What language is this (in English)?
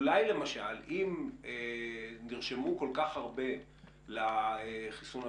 Hebrew